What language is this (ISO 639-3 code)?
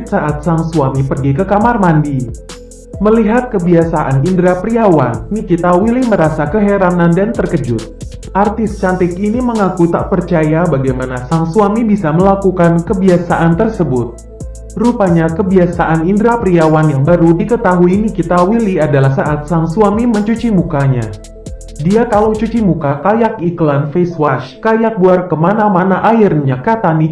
ind